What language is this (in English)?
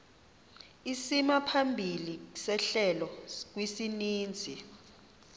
Xhosa